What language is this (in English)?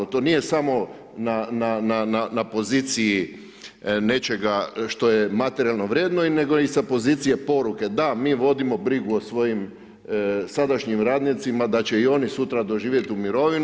Croatian